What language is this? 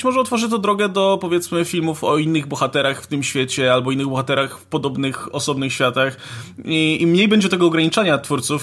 Polish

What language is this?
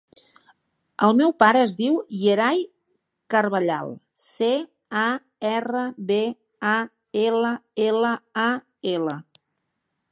Catalan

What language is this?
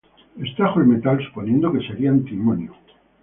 Spanish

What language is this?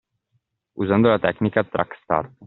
Italian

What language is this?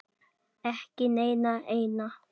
Icelandic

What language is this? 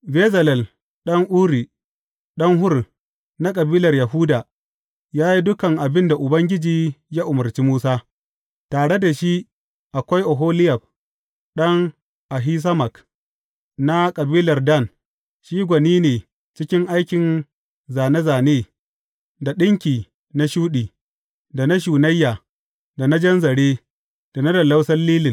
Hausa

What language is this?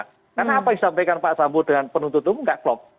Indonesian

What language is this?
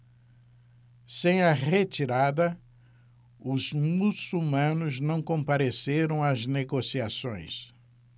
Portuguese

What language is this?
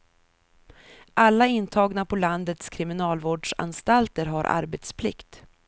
Swedish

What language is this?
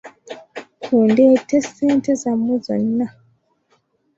Ganda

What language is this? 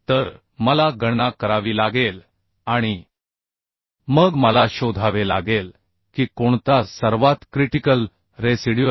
Marathi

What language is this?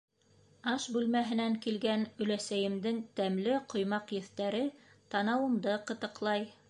Bashkir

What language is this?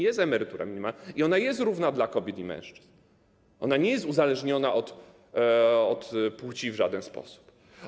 Polish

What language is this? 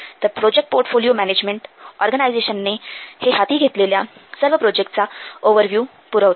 Marathi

